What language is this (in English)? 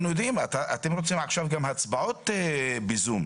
Hebrew